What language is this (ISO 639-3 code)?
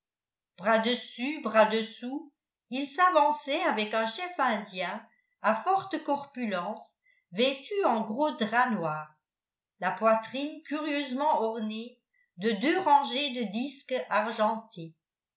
fra